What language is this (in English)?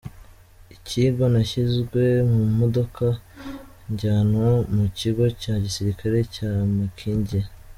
Kinyarwanda